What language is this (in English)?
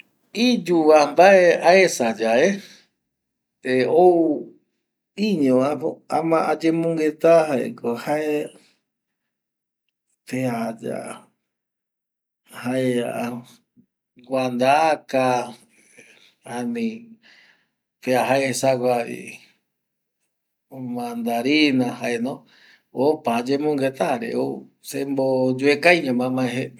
Eastern Bolivian Guaraní